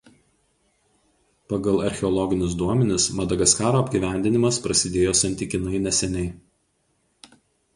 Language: Lithuanian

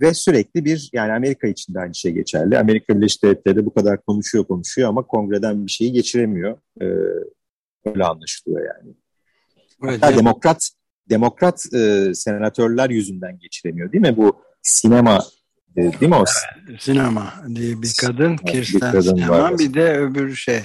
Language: Turkish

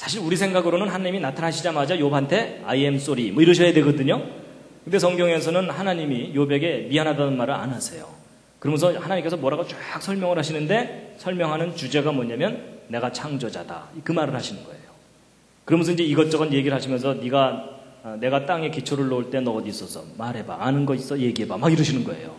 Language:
Korean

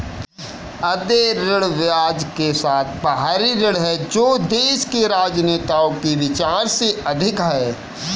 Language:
Hindi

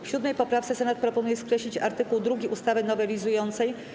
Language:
Polish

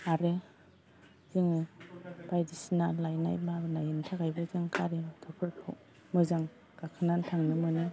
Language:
Bodo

